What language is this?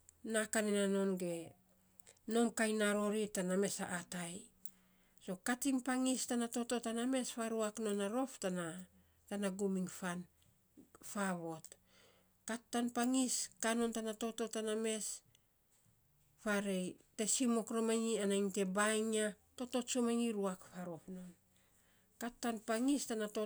Saposa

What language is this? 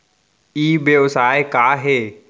Chhattisgarhi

